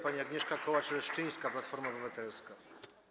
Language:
Polish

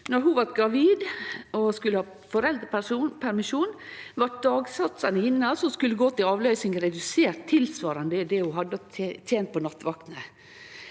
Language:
Norwegian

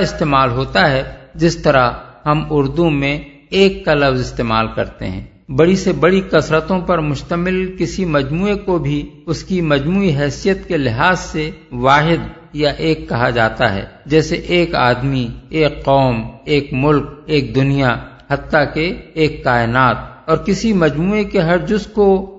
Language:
Urdu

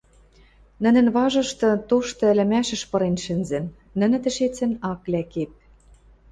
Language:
Western Mari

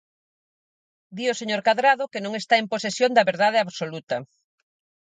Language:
Galician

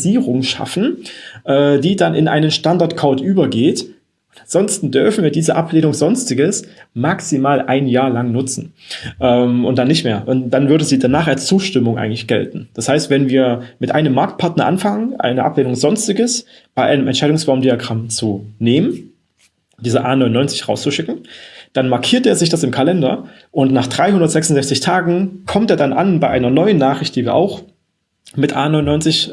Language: German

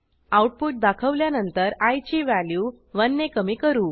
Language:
Marathi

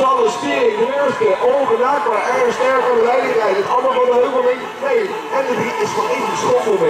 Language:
Dutch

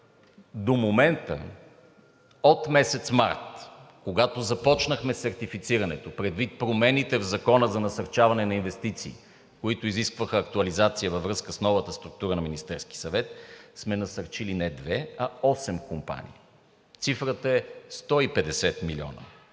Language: Bulgarian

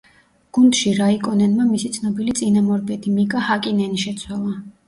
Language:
Georgian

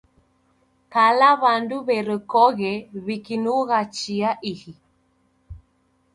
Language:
Taita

